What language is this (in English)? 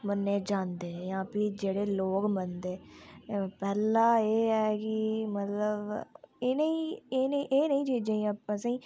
Dogri